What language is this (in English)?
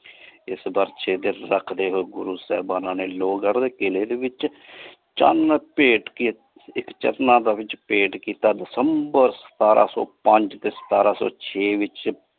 Punjabi